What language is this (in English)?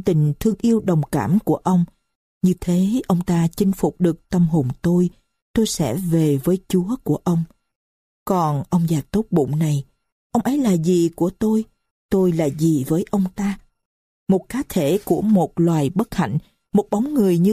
Vietnamese